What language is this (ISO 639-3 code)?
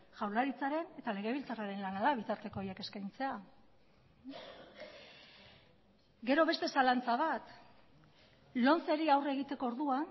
eus